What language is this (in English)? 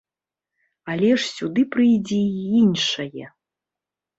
Belarusian